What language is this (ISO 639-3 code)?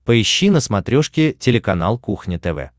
rus